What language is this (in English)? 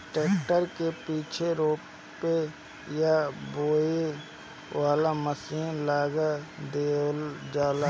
Bhojpuri